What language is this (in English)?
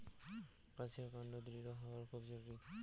Bangla